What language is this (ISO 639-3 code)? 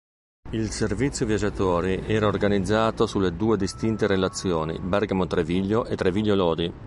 ita